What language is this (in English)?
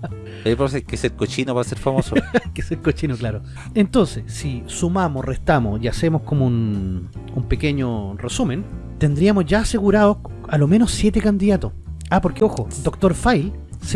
Spanish